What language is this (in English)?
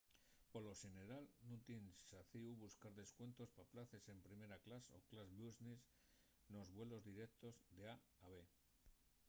Asturian